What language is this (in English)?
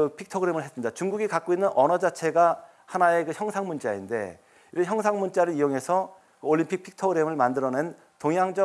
Korean